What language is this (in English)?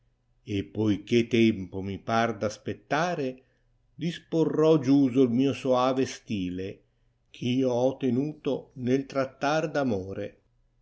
Italian